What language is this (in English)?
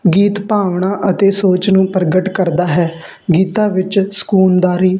Punjabi